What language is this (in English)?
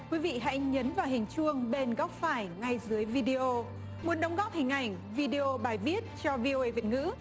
Vietnamese